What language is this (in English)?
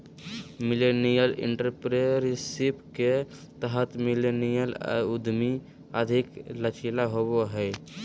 Magahi